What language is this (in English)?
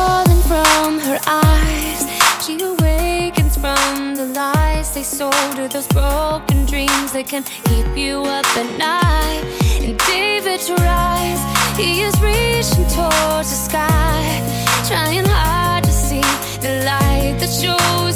French